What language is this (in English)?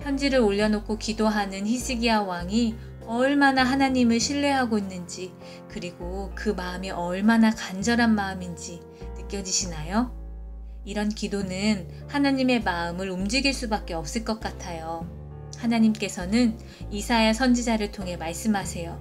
Korean